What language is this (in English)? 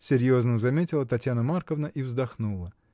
Russian